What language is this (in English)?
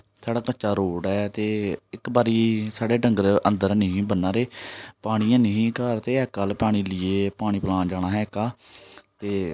Dogri